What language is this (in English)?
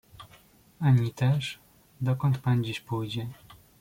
Polish